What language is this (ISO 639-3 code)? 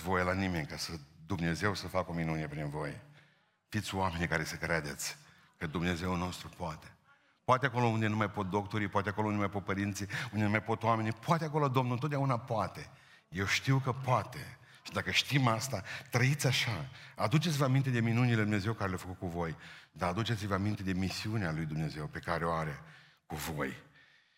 ron